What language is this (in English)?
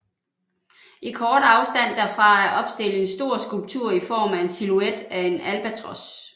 Danish